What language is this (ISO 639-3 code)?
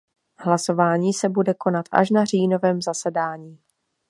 ces